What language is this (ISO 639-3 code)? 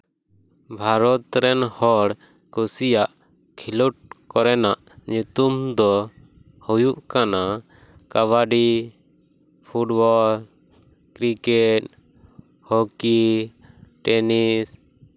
sat